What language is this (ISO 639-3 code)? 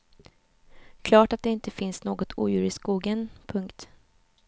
swe